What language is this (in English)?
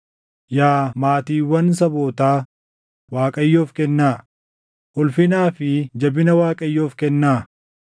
Oromo